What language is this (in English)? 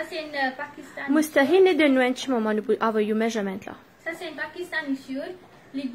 French